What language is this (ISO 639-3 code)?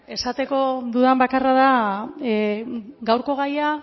eus